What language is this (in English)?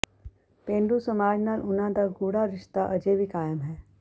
Punjabi